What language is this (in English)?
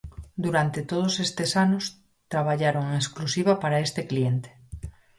Galician